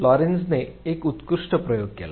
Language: Marathi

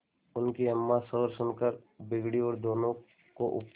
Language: Hindi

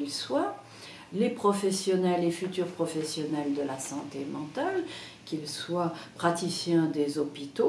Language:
French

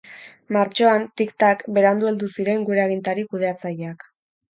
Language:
Basque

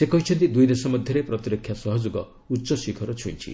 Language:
Odia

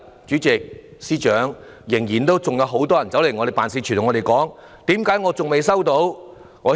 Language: Cantonese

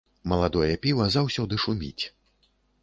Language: Belarusian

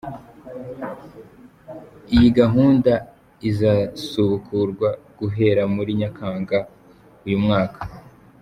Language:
Kinyarwanda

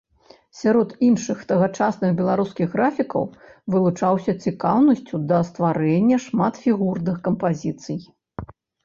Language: Belarusian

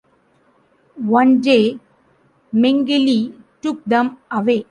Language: English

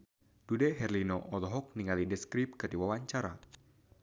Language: Sundanese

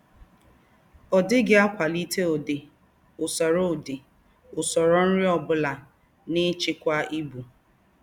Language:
Igbo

